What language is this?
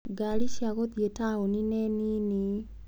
Kikuyu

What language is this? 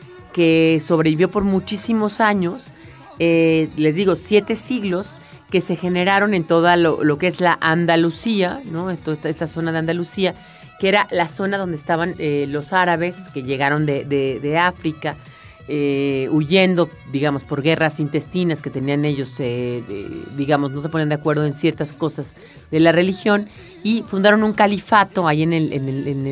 Spanish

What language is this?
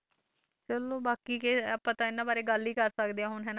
Punjabi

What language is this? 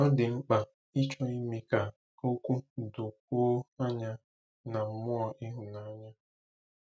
Igbo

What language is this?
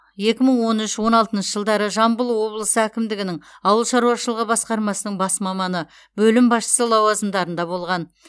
Kazakh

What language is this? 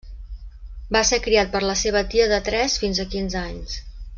Catalan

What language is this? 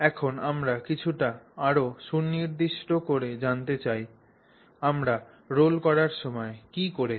Bangla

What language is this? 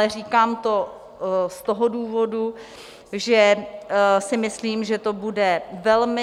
Czech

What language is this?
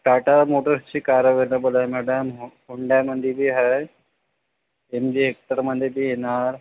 Marathi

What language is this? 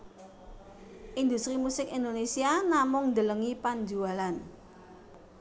Javanese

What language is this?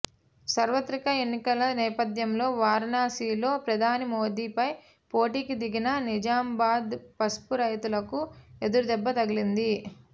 Telugu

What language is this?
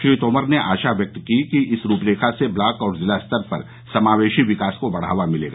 Hindi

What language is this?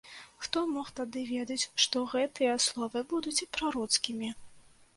Belarusian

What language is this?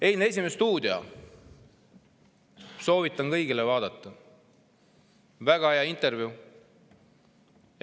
Estonian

